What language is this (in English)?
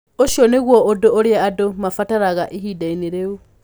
Kikuyu